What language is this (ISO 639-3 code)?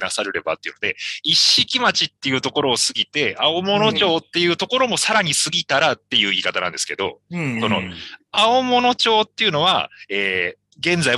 jpn